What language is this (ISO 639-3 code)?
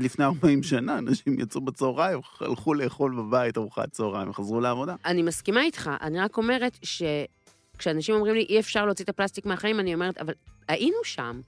heb